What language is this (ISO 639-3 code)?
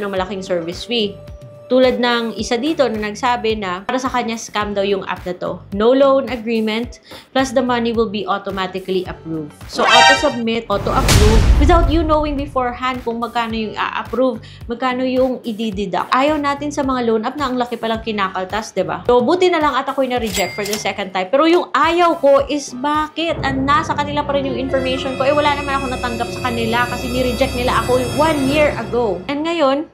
fil